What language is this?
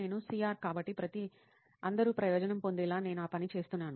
Telugu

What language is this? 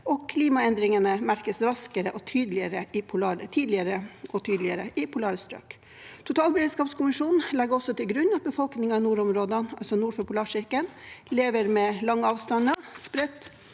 Norwegian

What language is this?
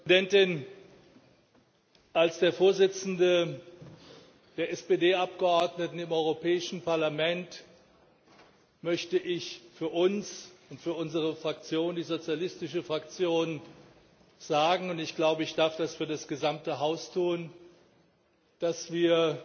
German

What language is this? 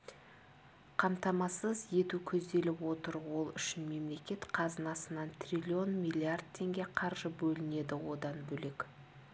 Kazakh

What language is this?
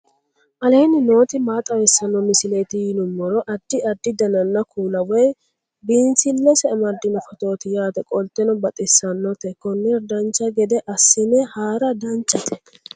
Sidamo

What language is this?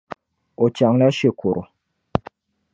Dagbani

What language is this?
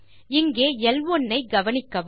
Tamil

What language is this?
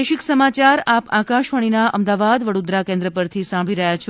Gujarati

